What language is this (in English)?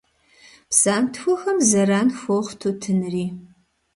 Kabardian